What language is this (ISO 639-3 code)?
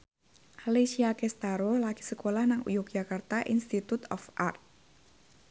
jav